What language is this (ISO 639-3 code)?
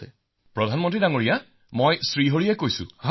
asm